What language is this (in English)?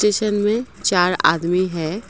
Hindi